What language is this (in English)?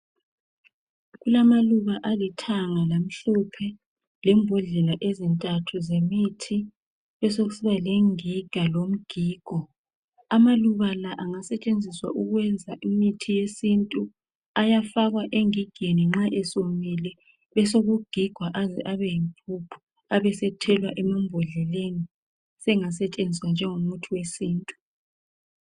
North Ndebele